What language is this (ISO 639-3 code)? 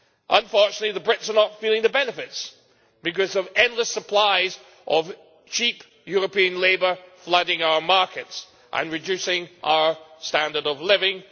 eng